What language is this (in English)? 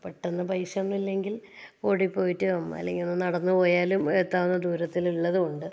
Malayalam